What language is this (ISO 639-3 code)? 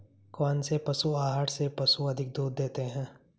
hin